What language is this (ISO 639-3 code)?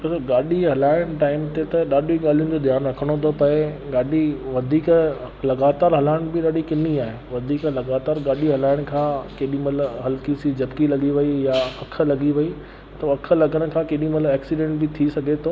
snd